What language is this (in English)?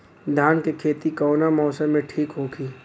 Bhojpuri